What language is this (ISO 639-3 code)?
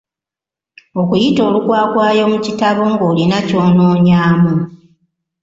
lug